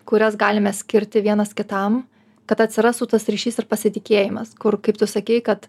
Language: Lithuanian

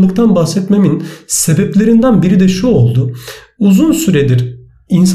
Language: Turkish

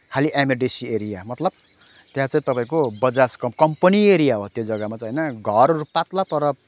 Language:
Nepali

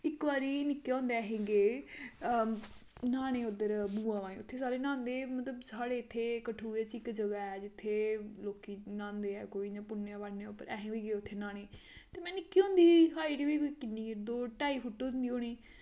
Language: Dogri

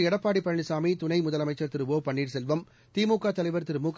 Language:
Tamil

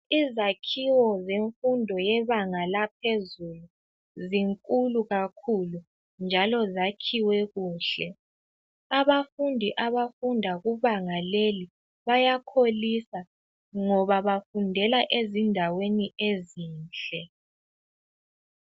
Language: North Ndebele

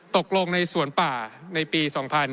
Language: Thai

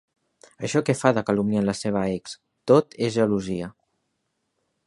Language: Catalan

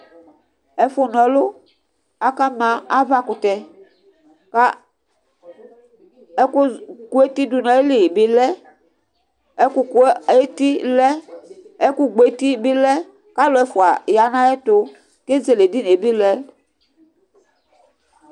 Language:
Ikposo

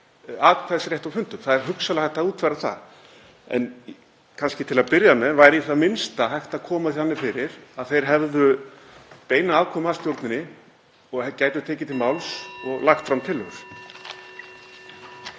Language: Icelandic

